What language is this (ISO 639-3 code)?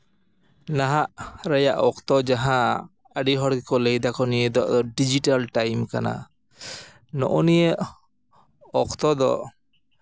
sat